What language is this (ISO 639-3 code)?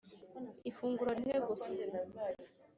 kin